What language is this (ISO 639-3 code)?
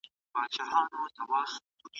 pus